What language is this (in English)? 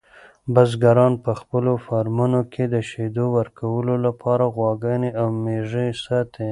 Pashto